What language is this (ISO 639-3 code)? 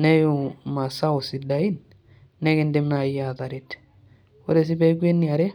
mas